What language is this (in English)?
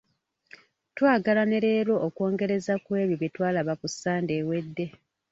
Ganda